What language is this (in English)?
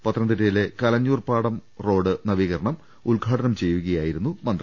Malayalam